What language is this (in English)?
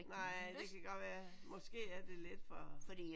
Danish